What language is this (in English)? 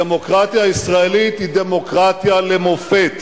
Hebrew